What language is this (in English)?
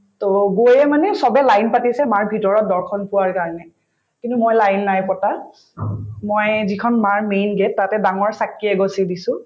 Assamese